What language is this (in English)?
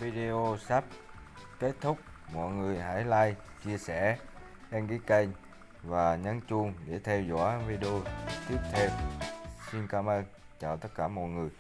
Vietnamese